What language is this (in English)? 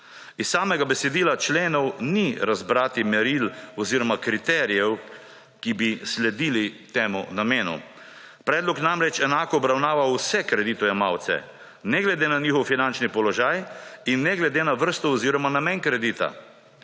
Slovenian